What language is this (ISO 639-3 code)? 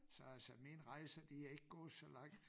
dan